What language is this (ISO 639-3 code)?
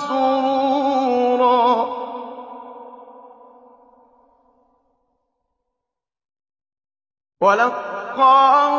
ara